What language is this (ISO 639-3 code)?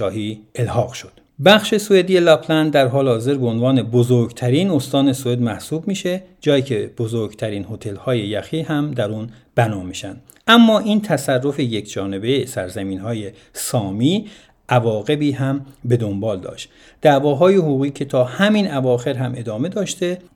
fas